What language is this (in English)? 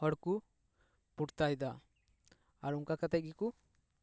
Santali